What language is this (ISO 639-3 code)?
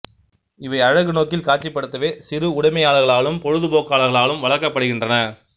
tam